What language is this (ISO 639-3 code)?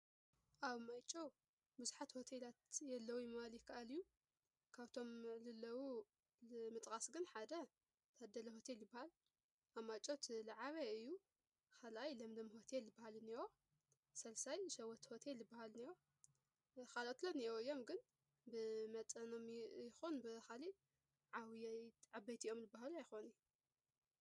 tir